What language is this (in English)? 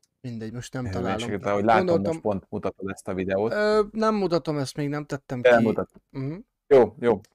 Hungarian